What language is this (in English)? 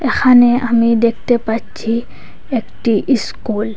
Bangla